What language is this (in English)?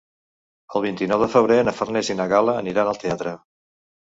Catalan